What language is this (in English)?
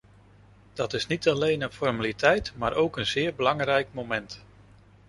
Dutch